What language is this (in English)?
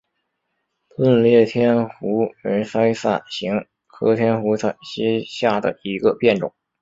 Chinese